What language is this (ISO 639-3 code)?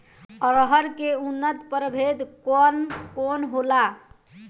bho